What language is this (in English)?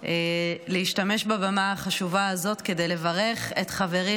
Hebrew